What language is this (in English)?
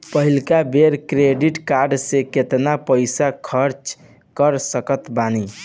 Bhojpuri